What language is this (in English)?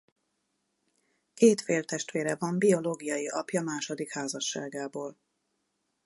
Hungarian